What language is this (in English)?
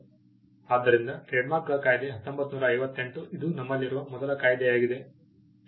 Kannada